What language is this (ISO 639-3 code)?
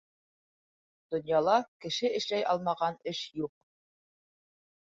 bak